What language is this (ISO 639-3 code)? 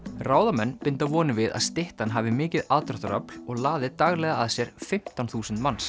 isl